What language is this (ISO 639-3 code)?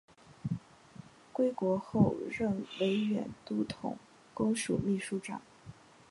zho